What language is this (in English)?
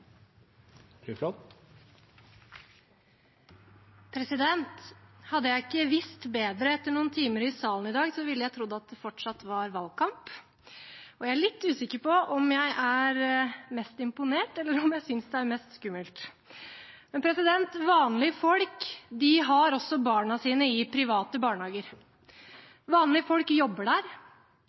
Norwegian Bokmål